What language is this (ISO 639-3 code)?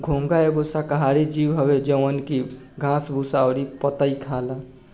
bho